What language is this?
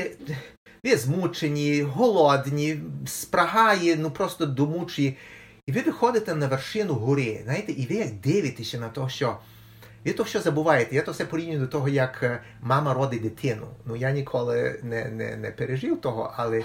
Ukrainian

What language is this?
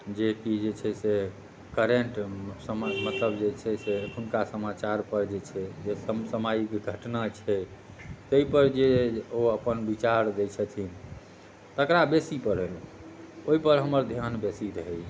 Maithili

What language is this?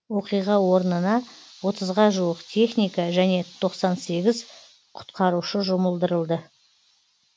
Kazakh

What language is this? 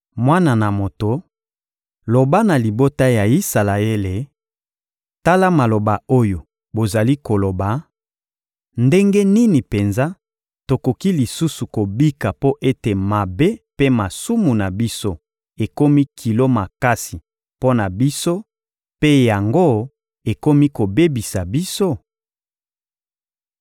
Lingala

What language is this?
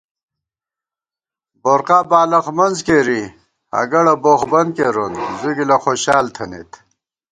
Gawar-Bati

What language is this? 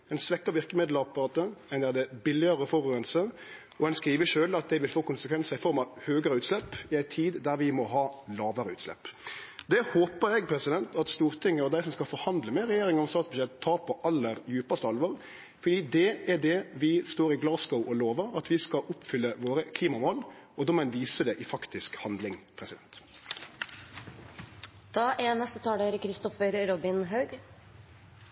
Norwegian Nynorsk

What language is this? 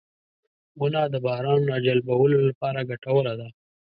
Pashto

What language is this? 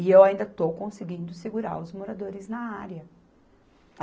Portuguese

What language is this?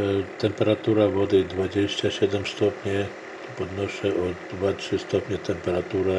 Polish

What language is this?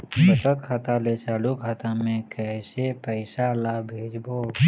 Chhattisgarhi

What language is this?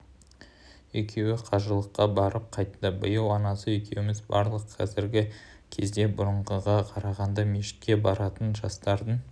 Kazakh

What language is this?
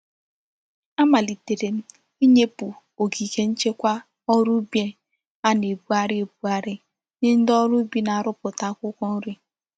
Igbo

